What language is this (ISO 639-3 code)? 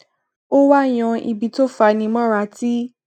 yor